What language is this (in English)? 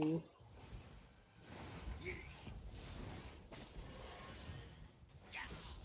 Czech